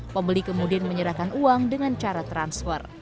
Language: Indonesian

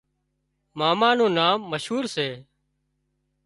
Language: Wadiyara Koli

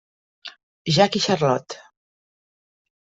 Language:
Catalan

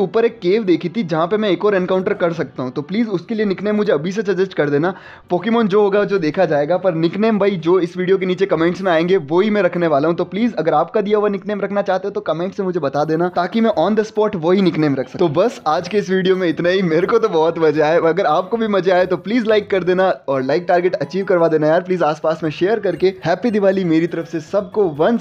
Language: Hindi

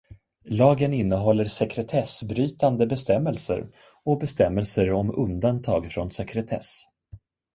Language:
Swedish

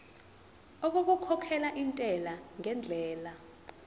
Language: Zulu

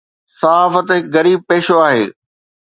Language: Sindhi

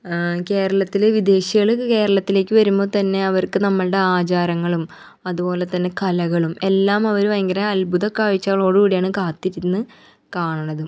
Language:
Malayalam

